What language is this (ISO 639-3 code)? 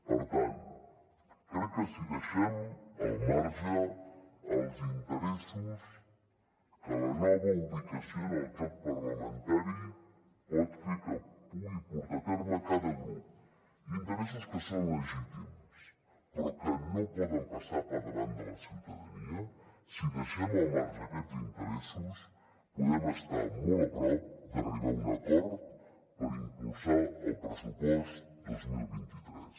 cat